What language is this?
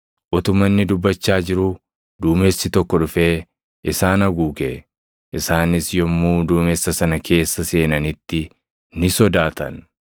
Oromo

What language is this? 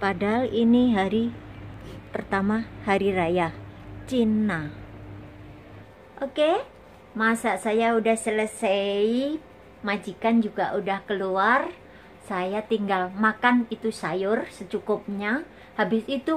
Indonesian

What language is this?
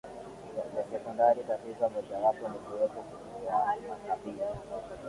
Swahili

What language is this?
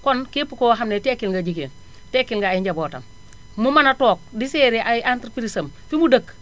Wolof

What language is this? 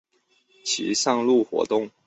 Chinese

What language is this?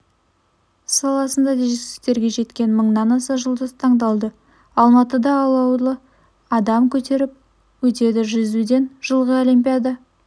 Kazakh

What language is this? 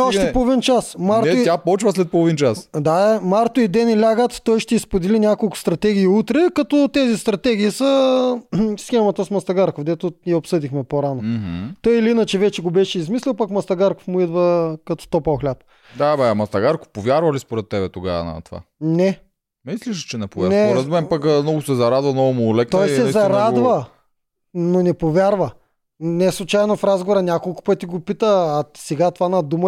Bulgarian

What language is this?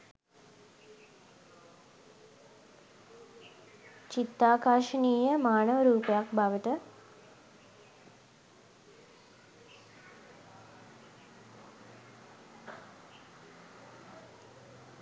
Sinhala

